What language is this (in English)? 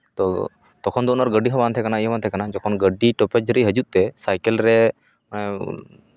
Santali